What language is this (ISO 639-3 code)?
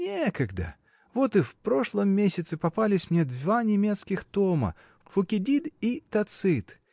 rus